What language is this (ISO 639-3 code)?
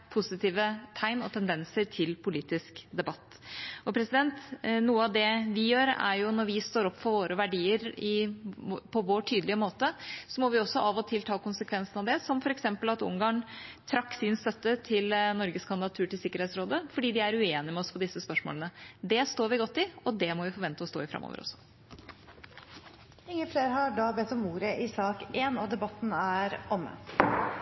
nob